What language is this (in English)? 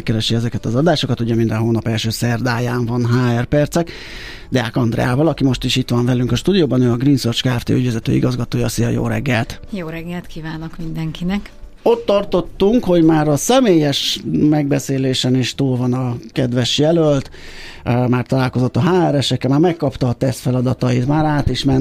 Hungarian